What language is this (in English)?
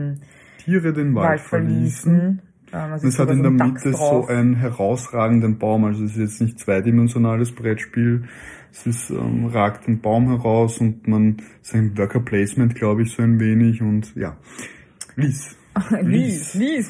German